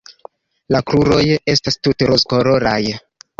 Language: Esperanto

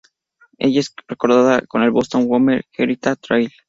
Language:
Spanish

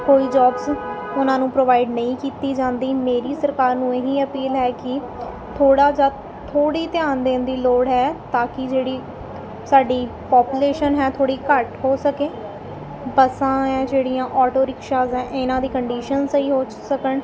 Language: Punjabi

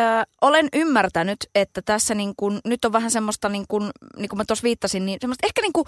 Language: Finnish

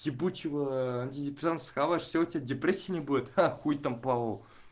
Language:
Russian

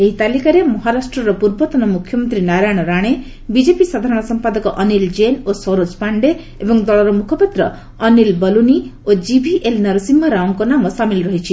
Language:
Odia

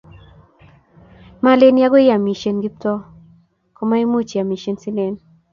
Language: Kalenjin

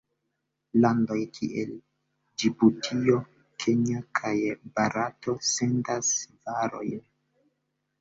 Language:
Esperanto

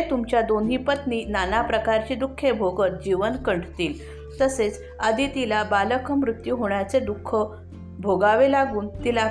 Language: Marathi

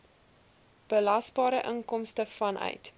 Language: Afrikaans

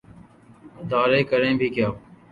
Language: Urdu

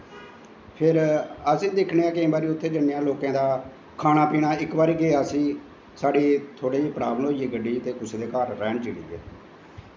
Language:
Dogri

